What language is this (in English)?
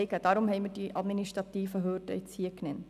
Swiss German